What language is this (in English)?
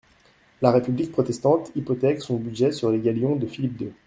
French